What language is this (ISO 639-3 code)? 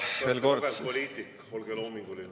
est